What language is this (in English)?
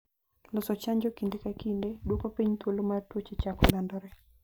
Luo (Kenya and Tanzania)